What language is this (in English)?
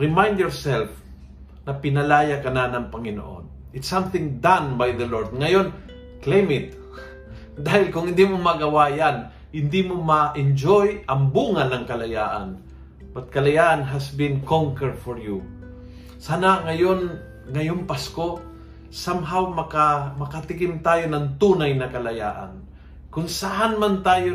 Filipino